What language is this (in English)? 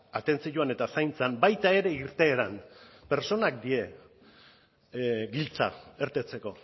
Basque